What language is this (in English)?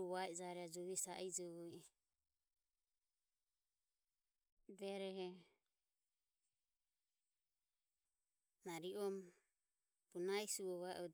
Ömie